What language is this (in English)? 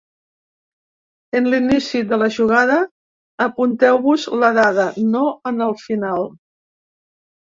Catalan